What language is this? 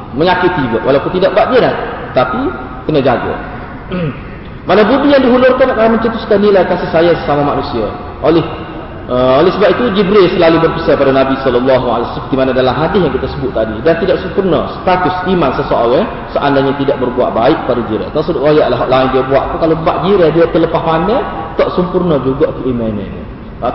Malay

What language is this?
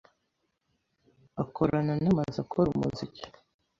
Kinyarwanda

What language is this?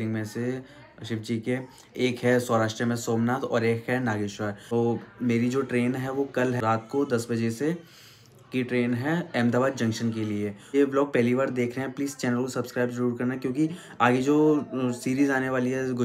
Hindi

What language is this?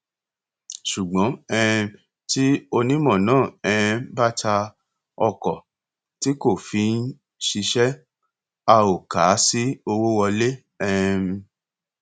Yoruba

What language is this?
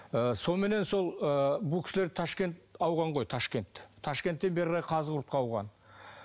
Kazakh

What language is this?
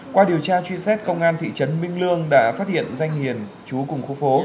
Vietnamese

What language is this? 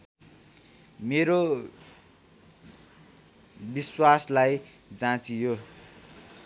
Nepali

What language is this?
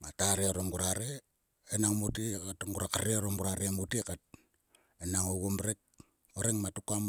Sulka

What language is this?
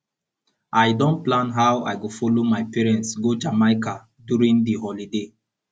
Nigerian Pidgin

